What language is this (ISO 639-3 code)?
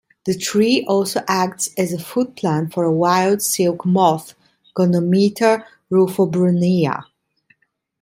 eng